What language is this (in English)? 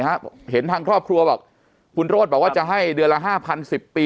Thai